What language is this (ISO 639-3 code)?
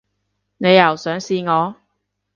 yue